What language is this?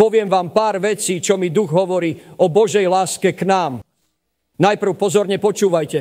Slovak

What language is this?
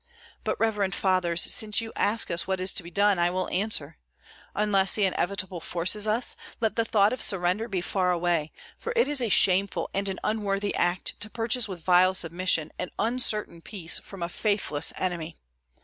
English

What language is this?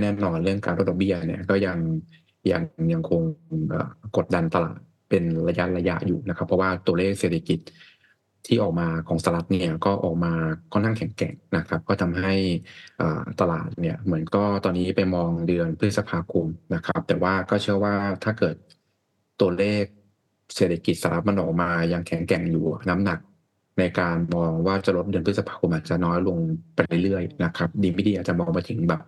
Thai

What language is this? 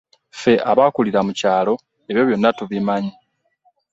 Ganda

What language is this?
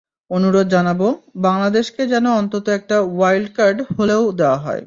Bangla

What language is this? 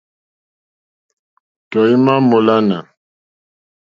Mokpwe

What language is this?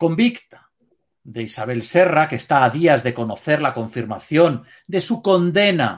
Spanish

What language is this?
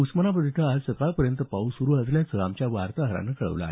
Marathi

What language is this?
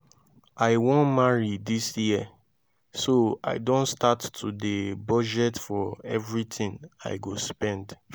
Nigerian Pidgin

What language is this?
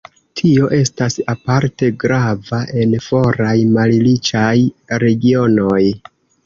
Esperanto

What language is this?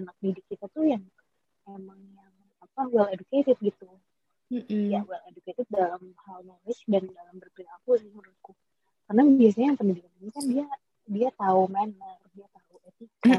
Indonesian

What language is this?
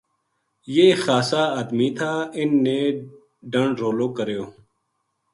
Gujari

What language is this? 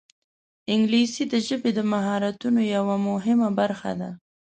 Pashto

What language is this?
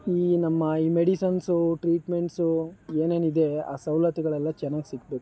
Kannada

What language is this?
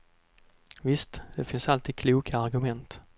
Swedish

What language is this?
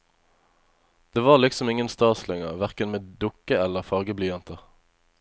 Norwegian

